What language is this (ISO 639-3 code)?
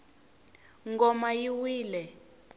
tso